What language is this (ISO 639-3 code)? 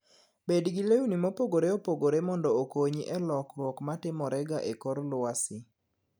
luo